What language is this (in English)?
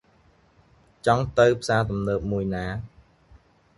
Khmer